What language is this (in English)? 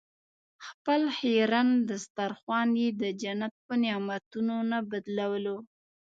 Pashto